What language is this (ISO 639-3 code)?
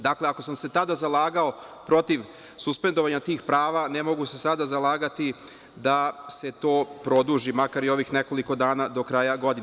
srp